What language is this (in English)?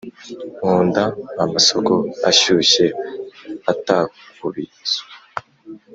Kinyarwanda